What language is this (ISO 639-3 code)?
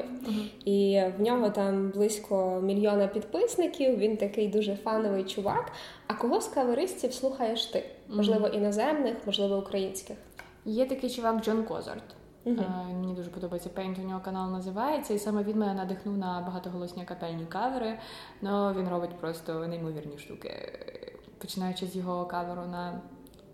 ukr